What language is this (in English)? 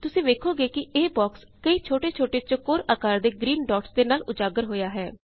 Punjabi